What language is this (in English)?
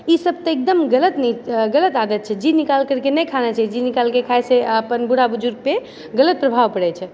Maithili